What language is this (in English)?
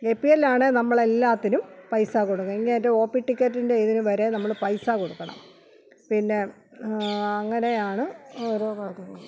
Malayalam